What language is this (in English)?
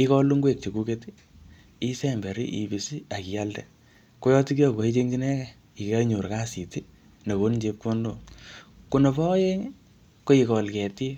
Kalenjin